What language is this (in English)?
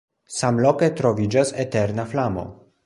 Esperanto